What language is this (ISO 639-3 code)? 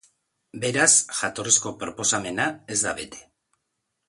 eus